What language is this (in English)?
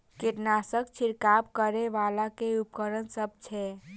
Maithili